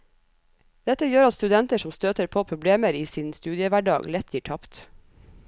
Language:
Norwegian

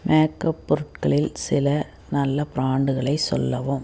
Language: Tamil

